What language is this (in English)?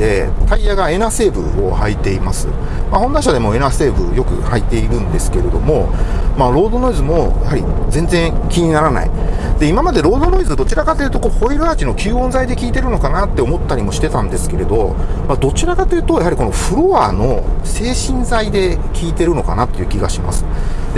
Japanese